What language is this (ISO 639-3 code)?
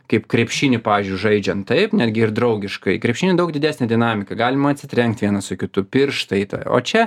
lit